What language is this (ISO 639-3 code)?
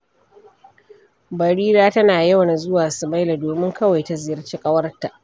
hau